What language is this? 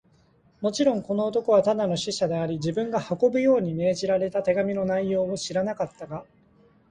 Japanese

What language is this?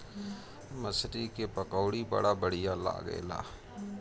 Bhojpuri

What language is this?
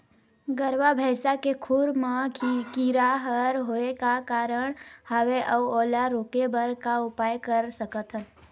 Chhattisgarhi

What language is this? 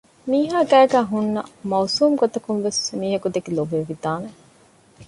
Divehi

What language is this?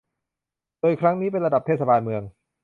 Thai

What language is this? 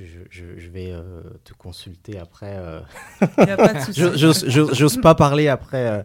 French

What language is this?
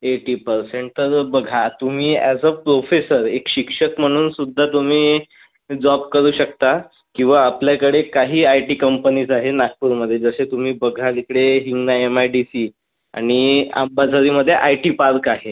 Marathi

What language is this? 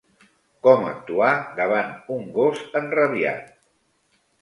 Catalan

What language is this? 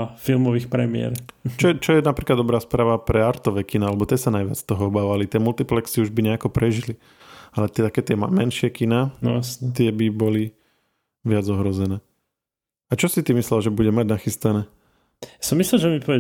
Slovak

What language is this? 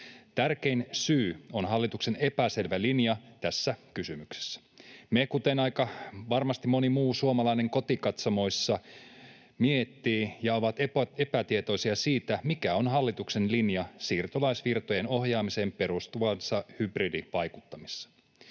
Finnish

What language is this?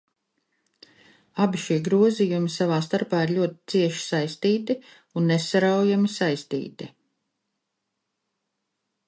Latvian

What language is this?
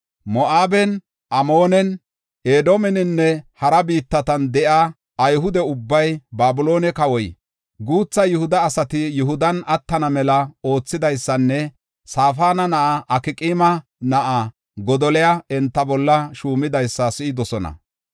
Gofa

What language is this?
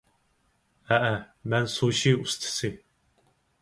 Uyghur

